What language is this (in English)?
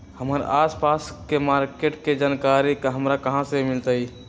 Magahi